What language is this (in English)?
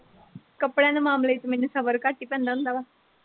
Punjabi